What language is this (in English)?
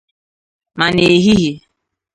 Igbo